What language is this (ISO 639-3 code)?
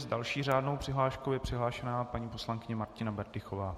ces